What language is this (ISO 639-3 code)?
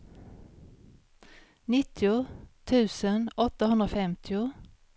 swe